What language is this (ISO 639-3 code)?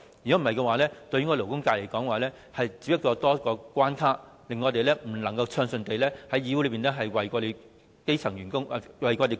yue